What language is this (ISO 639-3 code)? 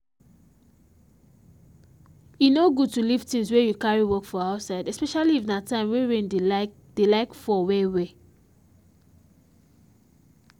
pcm